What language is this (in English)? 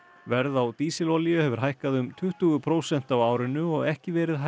Icelandic